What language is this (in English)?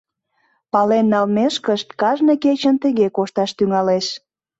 Mari